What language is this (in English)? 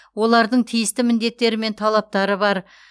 Kazakh